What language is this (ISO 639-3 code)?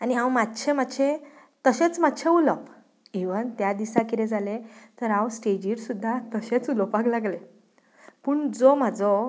kok